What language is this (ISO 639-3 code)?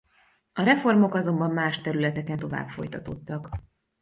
hun